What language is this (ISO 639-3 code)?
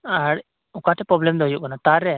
sat